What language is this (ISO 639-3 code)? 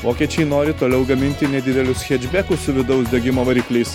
lit